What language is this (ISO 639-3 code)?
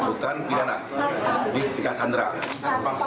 ind